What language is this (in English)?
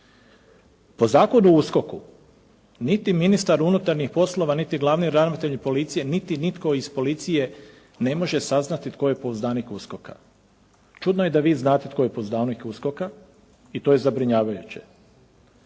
Croatian